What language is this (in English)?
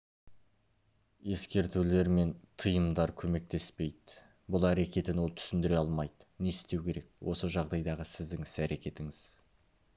Kazakh